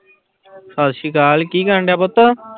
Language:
Punjabi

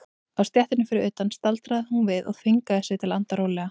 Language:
Icelandic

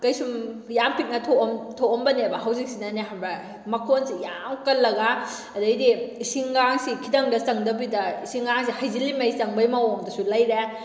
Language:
Manipuri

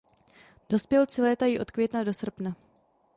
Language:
Czech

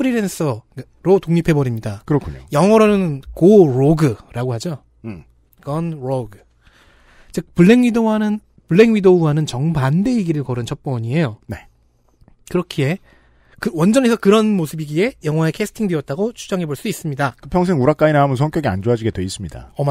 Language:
Korean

